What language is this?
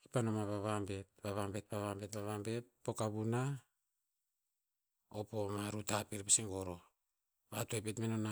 Tinputz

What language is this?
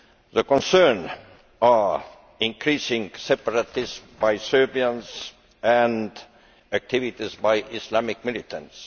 English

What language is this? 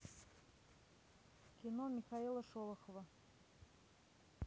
Russian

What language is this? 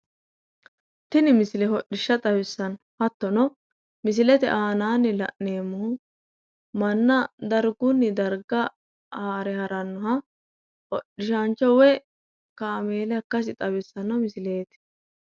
Sidamo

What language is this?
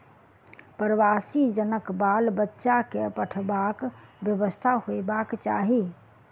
Maithili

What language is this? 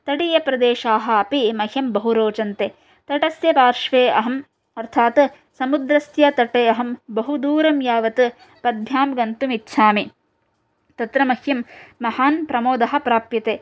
Sanskrit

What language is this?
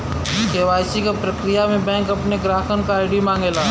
Bhojpuri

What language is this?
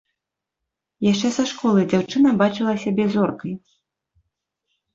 Belarusian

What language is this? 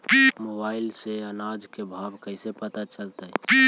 Magahi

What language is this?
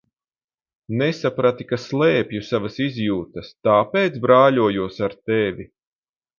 Latvian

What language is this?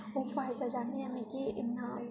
Dogri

